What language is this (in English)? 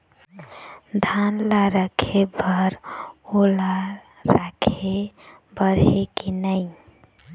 Chhattisgarhi